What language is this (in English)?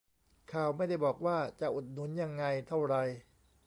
Thai